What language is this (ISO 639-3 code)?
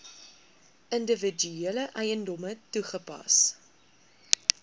afr